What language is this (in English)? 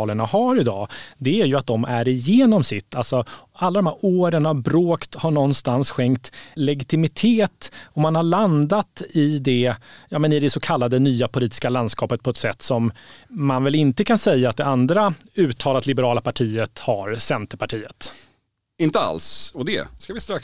Swedish